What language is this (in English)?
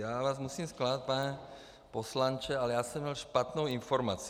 Czech